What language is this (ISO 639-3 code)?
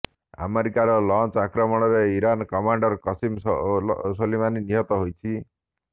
ori